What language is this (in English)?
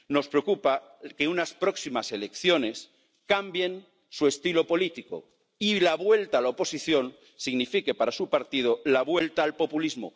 Spanish